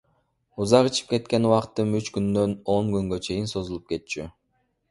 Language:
Kyrgyz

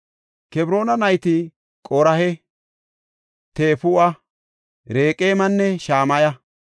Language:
Gofa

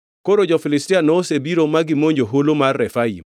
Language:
Luo (Kenya and Tanzania)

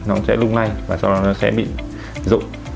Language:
Vietnamese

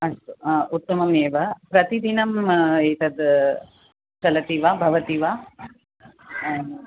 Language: Sanskrit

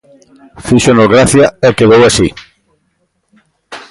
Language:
Galician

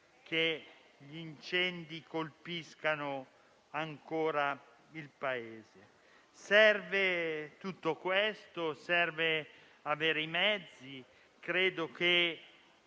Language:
Italian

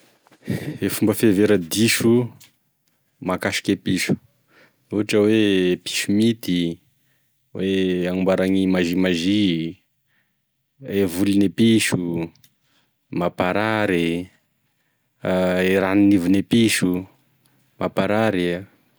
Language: Tesaka Malagasy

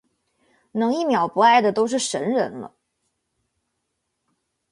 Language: Chinese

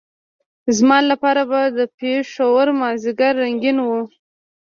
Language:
Pashto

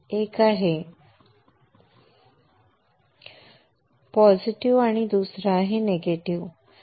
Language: Marathi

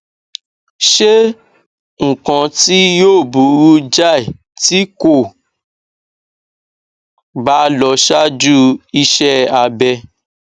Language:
Yoruba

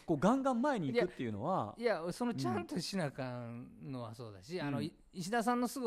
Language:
Japanese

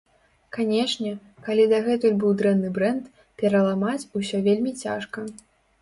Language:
Belarusian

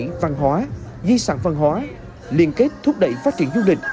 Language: Vietnamese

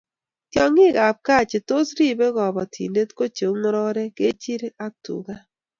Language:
Kalenjin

